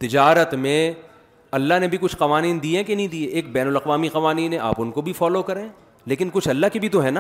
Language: Urdu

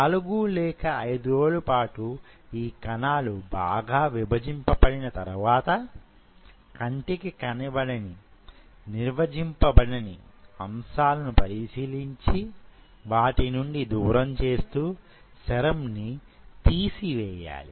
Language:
Telugu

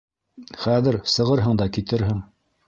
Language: Bashkir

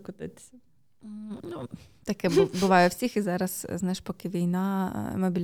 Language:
Ukrainian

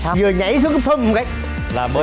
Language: Vietnamese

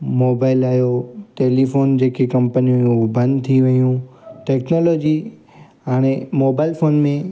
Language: Sindhi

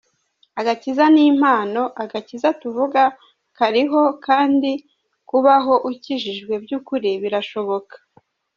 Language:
Kinyarwanda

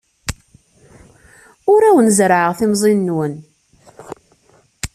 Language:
Kabyle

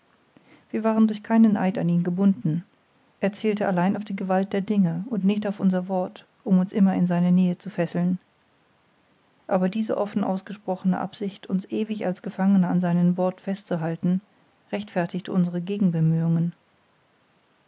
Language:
German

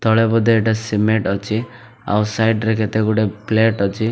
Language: Odia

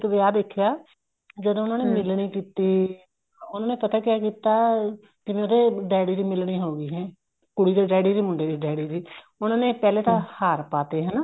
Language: Punjabi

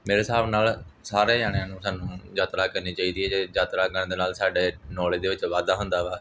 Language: Punjabi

